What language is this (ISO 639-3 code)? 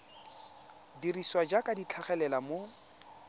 tsn